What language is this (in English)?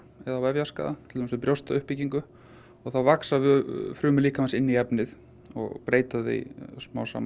Icelandic